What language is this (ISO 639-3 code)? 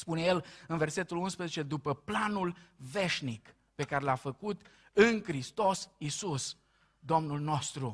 ron